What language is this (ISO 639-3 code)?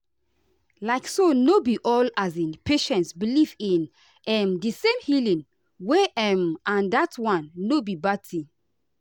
pcm